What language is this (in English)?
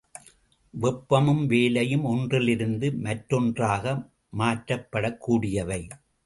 Tamil